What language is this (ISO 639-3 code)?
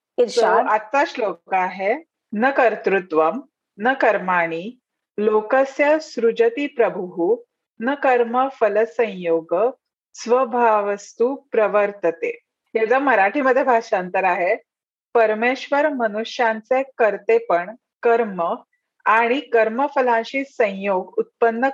mar